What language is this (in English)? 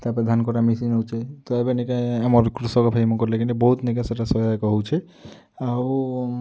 Odia